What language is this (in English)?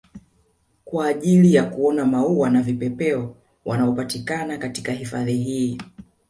Swahili